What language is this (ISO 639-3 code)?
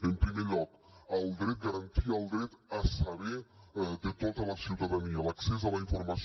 cat